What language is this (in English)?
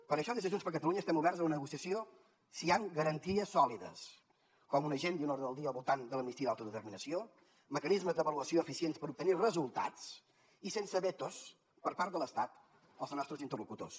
Catalan